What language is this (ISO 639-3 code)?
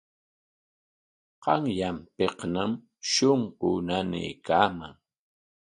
qwa